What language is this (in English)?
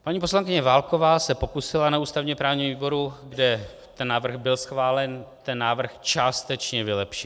Czech